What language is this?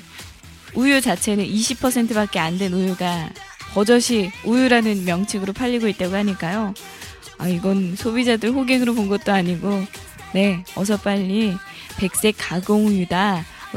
Korean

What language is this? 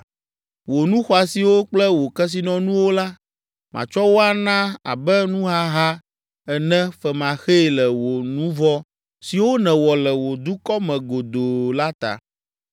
Ewe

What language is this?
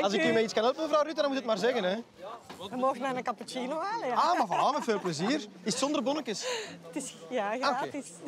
Dutch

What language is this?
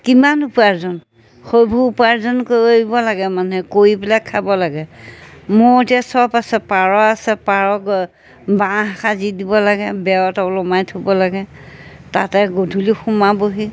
Assamese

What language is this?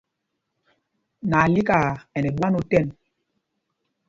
Mpumpong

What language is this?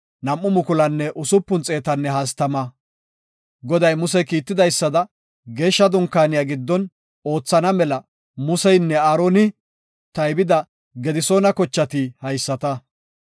Gofa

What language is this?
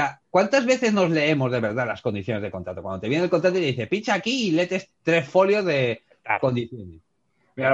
Spanish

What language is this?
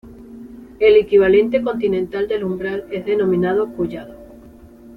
Spanish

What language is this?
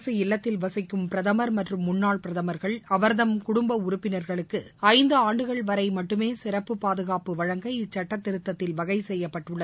Tamil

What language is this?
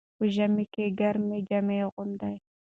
Pashto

